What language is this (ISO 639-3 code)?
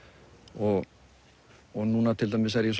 isl